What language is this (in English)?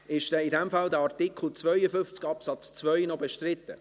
Swiss German